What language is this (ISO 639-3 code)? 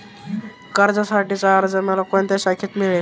mar